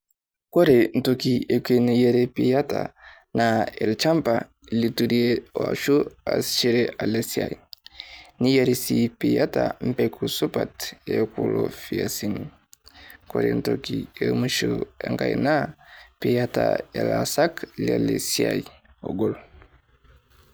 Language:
Masai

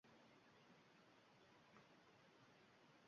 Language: Uzbek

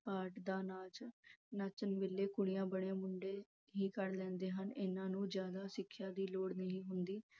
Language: Punjabi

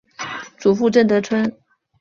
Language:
Chinese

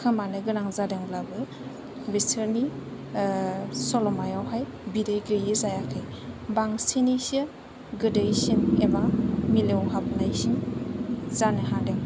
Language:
Bodo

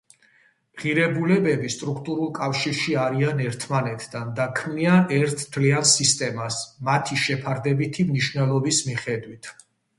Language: Georgian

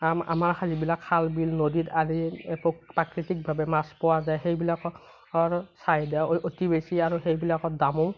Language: Assamese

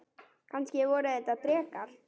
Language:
Icelandic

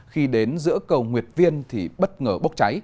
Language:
Vietnamese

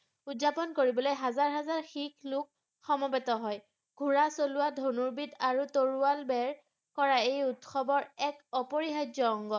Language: Assamese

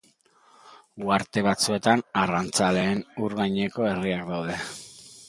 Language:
Basque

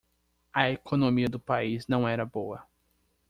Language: Portuguese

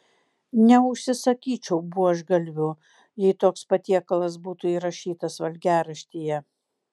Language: Lithuanian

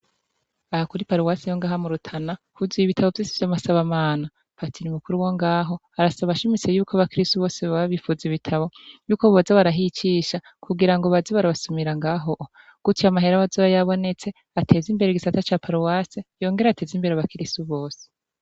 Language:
Rundi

